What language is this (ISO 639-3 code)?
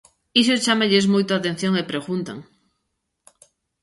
glg